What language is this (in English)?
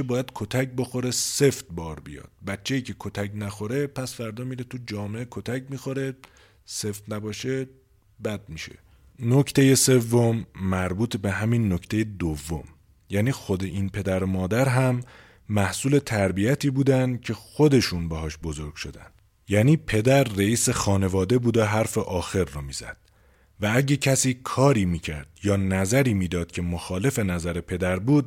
Persian